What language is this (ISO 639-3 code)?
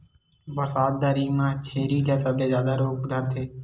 hne